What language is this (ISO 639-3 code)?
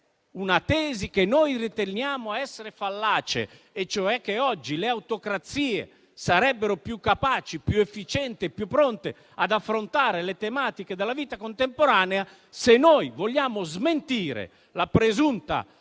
ita